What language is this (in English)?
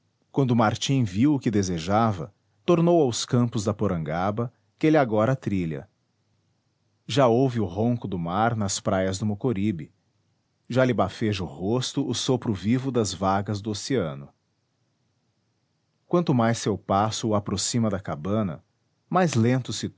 Portuguese